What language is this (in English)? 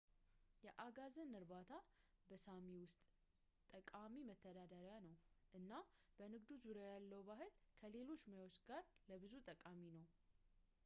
Amharic